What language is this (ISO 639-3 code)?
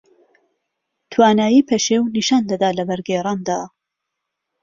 ckb